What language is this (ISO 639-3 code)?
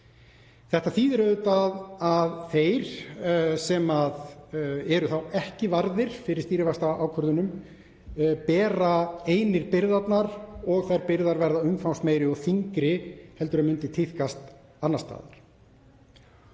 isl